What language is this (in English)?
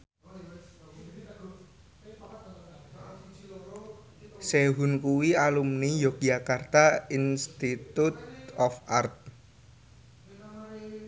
Javanese